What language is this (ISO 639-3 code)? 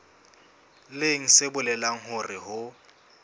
sot